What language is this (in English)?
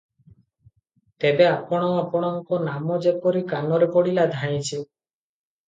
Odia